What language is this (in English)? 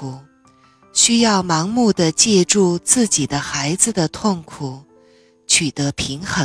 Chinese